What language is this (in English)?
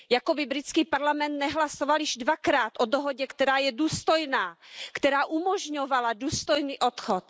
Czech